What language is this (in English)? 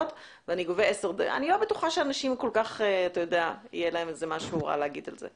Hebrew